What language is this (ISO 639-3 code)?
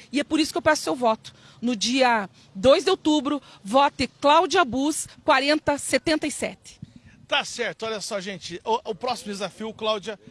por